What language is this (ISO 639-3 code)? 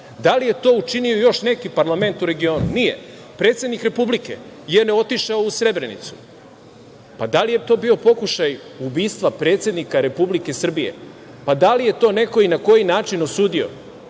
srp